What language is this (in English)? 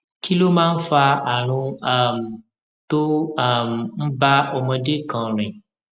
Yoruba